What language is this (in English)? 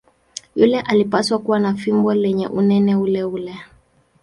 Swahili